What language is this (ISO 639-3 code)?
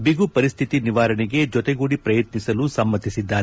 kan